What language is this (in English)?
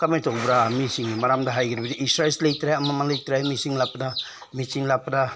Manipuri